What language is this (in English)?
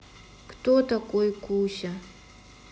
Russian